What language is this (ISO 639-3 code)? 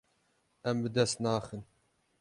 kur